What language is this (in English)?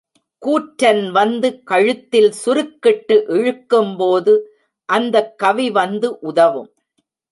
Tamil